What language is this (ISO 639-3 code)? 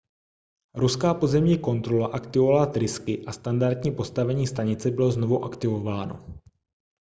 ces